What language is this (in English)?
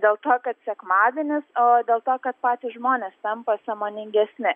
Lithuanian